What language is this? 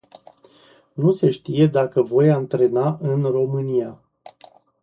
Romanian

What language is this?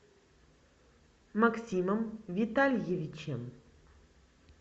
Russian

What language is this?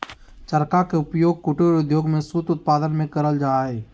Magahi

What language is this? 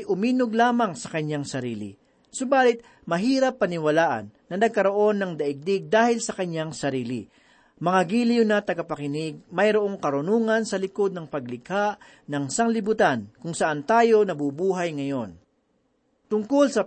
Filipino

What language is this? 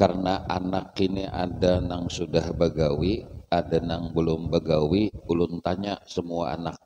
Indonesian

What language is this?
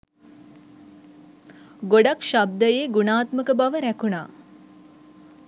Sinhala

